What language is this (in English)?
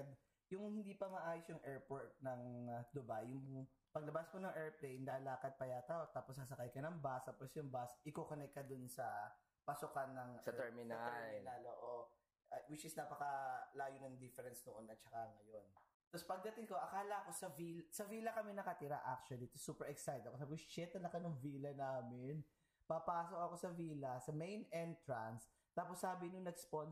Filipino